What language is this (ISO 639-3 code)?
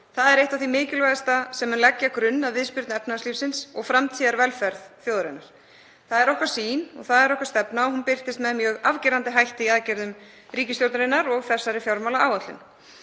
isl